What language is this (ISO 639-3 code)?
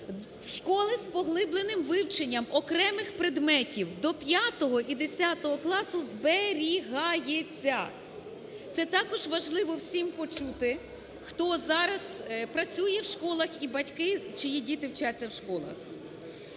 ukr